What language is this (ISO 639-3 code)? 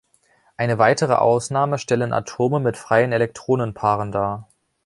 deu